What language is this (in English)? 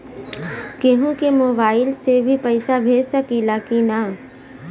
Bhojpuri